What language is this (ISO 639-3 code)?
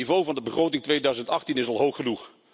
nld